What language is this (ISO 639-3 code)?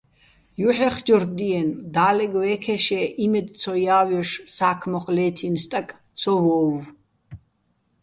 bbl